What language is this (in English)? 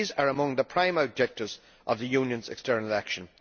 English